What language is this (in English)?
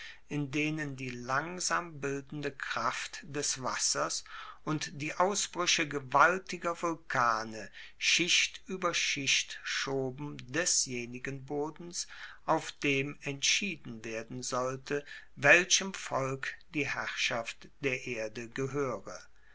German